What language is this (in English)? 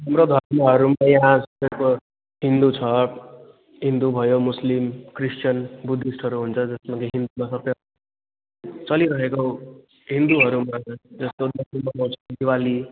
Nepali